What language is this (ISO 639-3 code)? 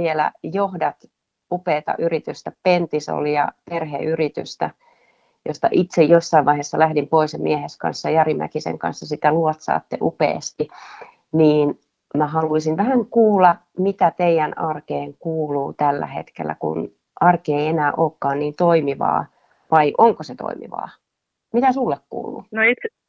fin